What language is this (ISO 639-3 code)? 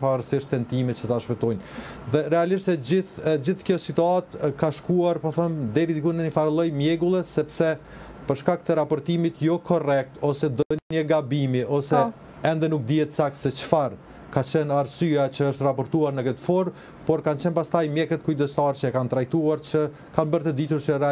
ron